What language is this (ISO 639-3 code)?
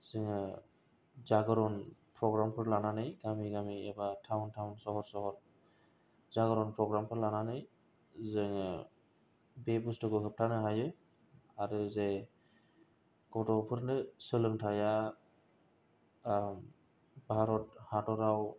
brx